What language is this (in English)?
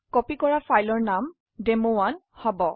Assamese